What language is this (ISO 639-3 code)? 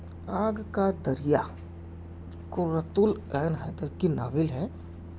urd